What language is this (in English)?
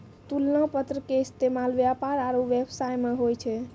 Maithili